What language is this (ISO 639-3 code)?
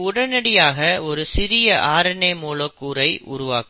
tam